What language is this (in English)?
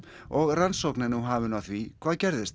Icelandic